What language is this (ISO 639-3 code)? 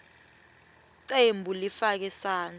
ssw